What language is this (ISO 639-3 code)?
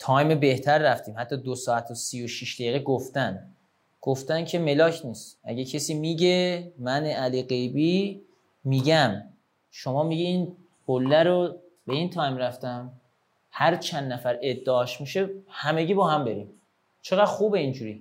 fas